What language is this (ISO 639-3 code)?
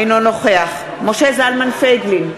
heb